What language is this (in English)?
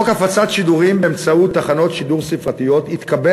Hebrew